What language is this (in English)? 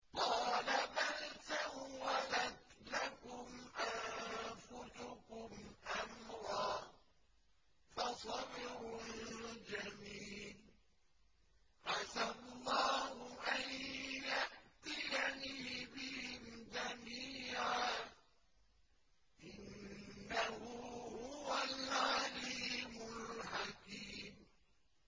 Arabic